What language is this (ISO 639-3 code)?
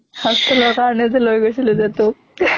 asm